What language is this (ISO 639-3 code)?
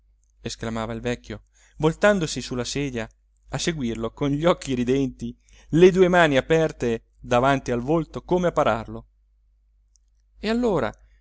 ita